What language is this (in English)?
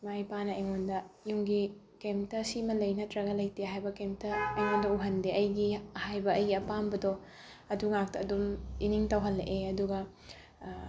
Manipuri